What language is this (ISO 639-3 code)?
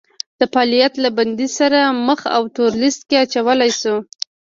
pus